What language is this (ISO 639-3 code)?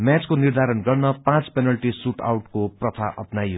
nep